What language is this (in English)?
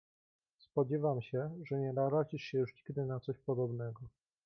Polish